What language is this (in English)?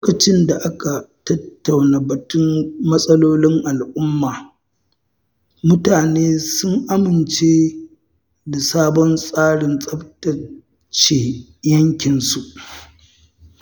Hausa